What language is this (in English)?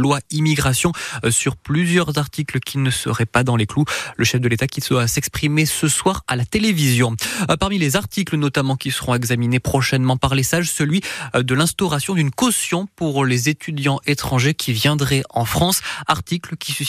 French